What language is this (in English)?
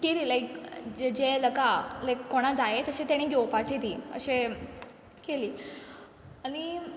Konkani